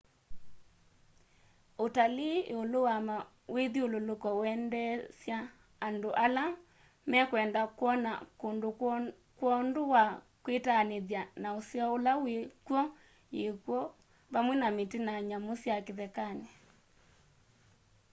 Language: Kamba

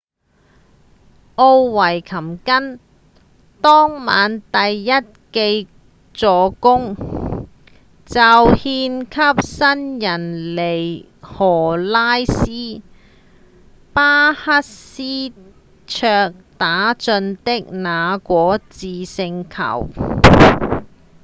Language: Cantonese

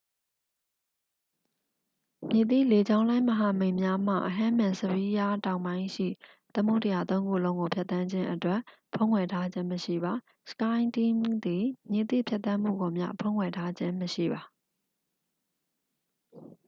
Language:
Burmese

